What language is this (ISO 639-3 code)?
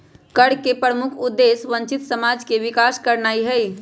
mag